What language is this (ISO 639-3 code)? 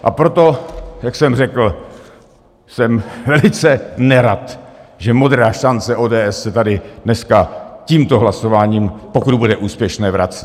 ces